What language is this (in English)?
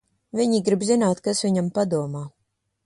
Latvian